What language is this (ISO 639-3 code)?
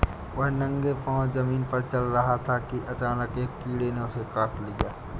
hin